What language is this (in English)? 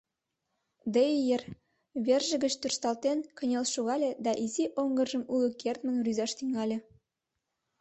Mari